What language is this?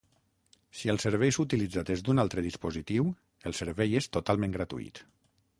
Catalan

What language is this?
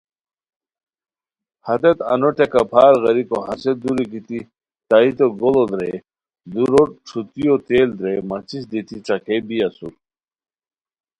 Khowar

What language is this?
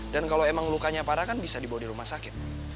Indonesian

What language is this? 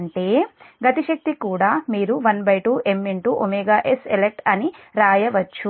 Telugu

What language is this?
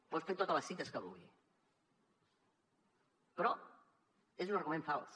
Catalan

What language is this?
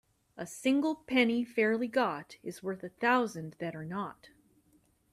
English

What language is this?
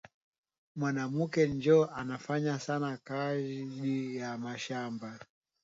Swahili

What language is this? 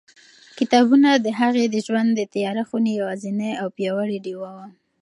Pashto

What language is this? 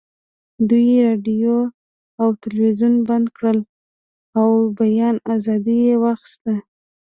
Pashto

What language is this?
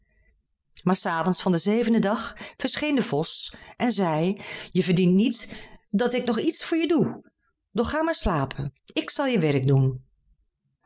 Dutch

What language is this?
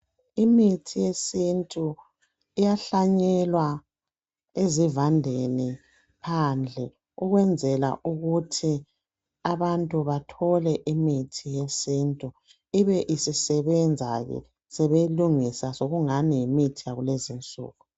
North Ndebele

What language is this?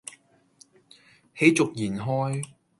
Cantonese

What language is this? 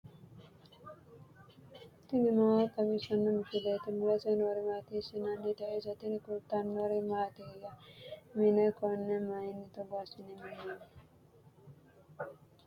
Sidamo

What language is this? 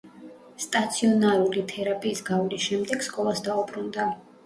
Georgian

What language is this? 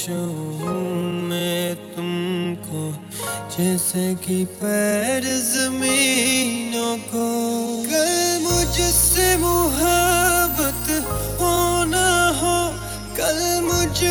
Hindi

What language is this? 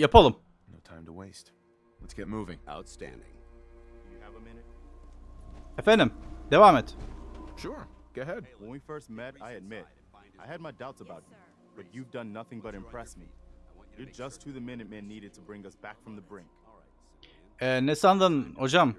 Turkish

